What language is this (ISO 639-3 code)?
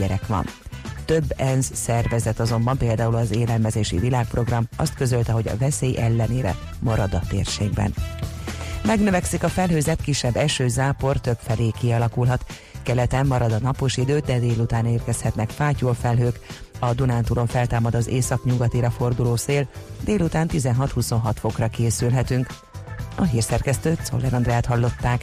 hun